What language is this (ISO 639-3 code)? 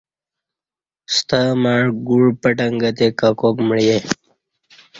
bsh